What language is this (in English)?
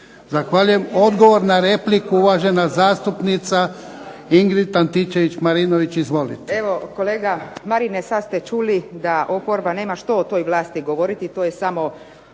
Croatian